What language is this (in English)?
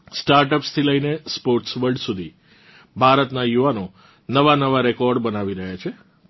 Gujarati